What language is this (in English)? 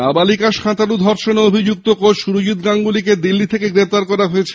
Bangla